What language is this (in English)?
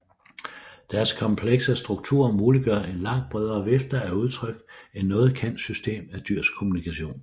Danish